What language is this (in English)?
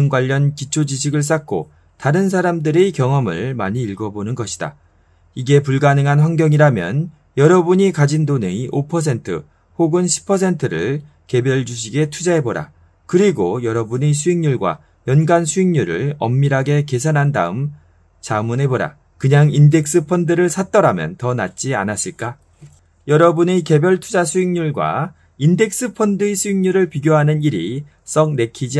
Korean